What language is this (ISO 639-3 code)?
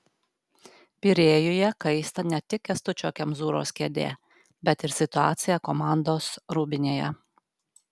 lit